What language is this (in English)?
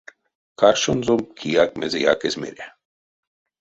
Erzya